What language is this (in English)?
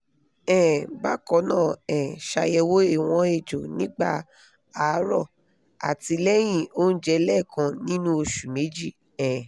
Yoruba